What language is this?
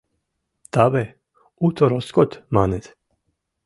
Mari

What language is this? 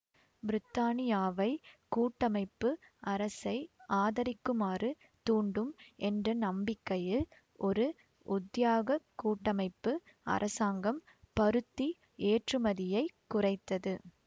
Tamil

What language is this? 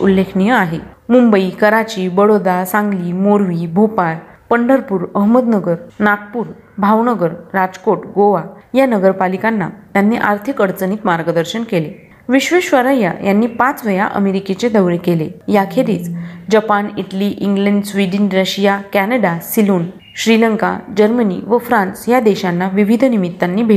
Marathi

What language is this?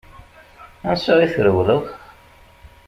Kabyle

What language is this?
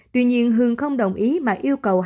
Vietnamese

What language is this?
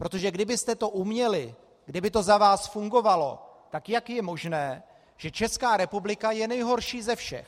Czech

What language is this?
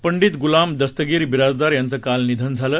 Marathi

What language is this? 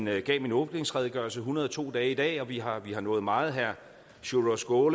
Danish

